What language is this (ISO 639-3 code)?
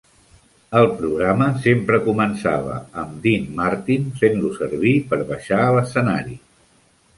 cat